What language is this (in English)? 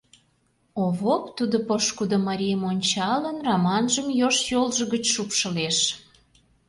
Mari